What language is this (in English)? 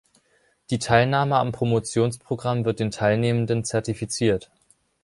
German